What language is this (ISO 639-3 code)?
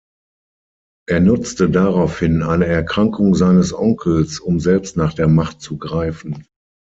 deu